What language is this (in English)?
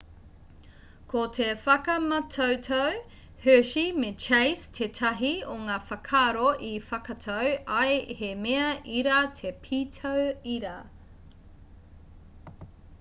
Māori